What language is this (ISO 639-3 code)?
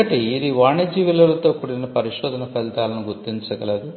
tel